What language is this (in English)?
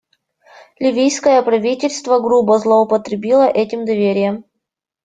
Russian